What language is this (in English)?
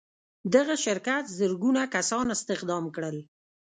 Pashto